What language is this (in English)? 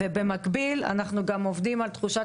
Hebrew